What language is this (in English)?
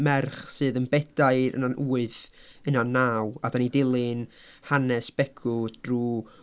Welsh